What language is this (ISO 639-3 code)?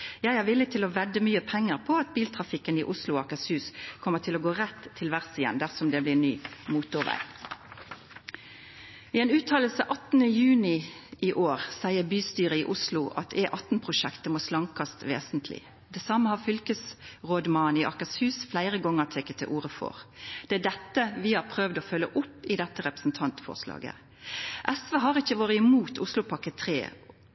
nno